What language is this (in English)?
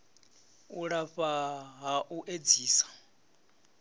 Venda